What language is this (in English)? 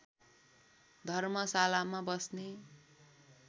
Nepali